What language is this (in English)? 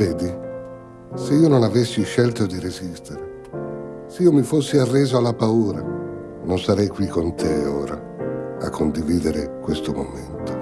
Italian